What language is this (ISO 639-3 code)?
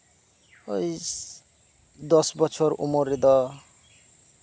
sat